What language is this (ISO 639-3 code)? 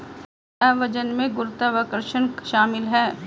hin